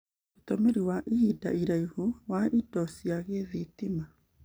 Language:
Kikuyu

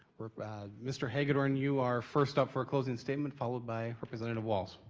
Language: English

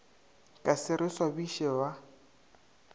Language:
Northern Sotho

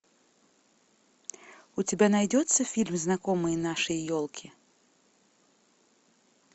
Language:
Russian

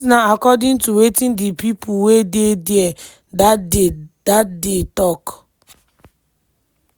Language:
Nigerian Pidgin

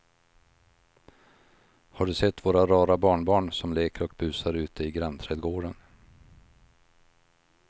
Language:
Swedish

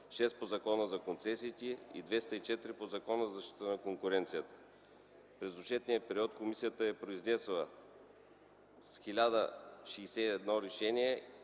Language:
Bulgarian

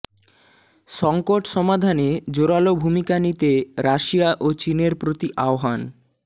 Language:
Bangla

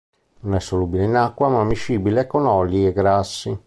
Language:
Italian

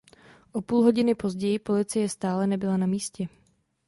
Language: Czech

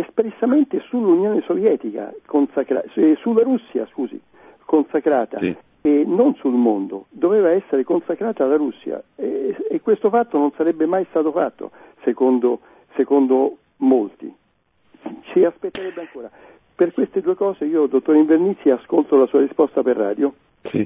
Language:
Italian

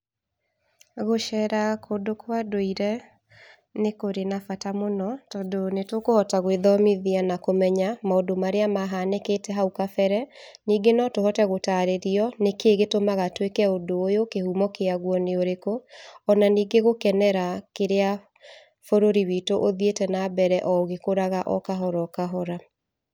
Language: Kikuyu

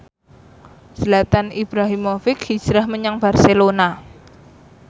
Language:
Javanese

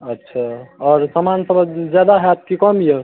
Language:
Maithili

